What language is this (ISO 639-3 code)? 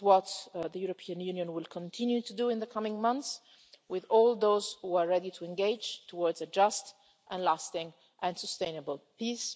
eng